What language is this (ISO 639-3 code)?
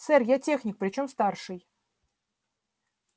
rus